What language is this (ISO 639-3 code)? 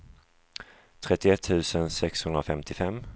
swe